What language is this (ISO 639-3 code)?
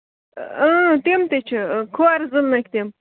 kas